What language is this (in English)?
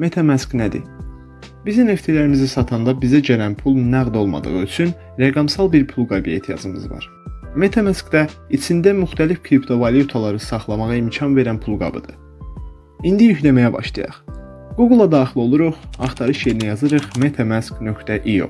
Turkish